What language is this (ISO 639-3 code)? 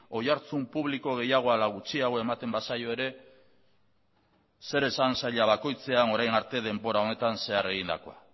eus